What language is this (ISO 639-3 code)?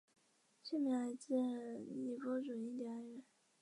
zho